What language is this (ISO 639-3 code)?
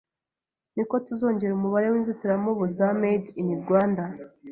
kin